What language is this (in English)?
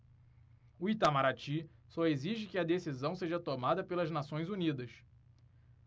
Portuguese